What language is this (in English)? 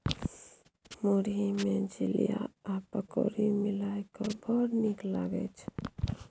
Maithili